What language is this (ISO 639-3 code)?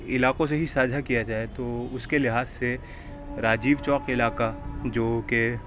urd